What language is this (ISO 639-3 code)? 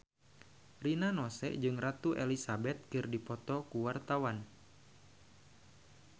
sun